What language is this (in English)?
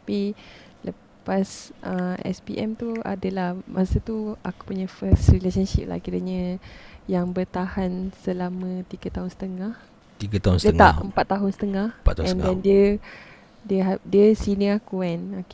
Malay